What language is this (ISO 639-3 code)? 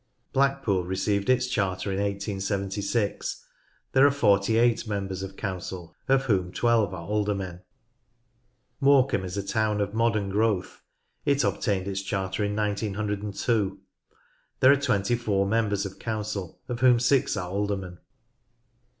eng